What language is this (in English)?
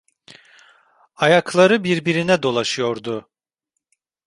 Turkish